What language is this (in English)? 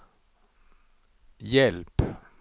Swedish